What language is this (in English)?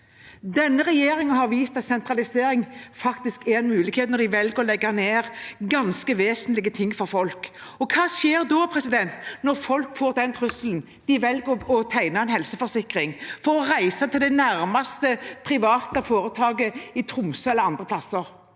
Norwegian